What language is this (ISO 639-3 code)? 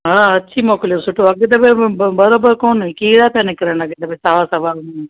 snd